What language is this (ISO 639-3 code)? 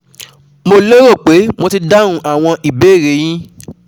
yor